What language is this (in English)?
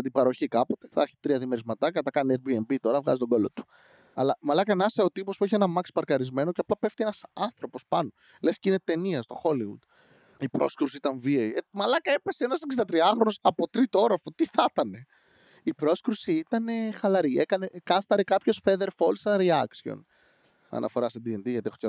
Greek